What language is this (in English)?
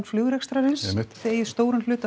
Icelandic